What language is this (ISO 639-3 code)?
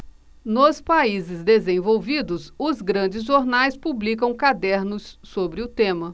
por